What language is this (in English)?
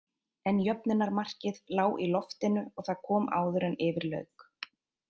Icelandic